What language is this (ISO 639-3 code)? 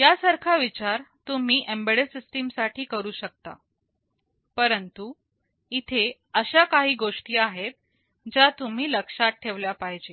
mar